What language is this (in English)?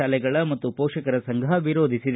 Kannada